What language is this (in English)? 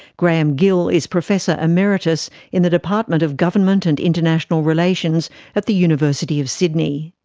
English